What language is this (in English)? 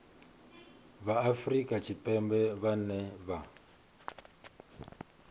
Venda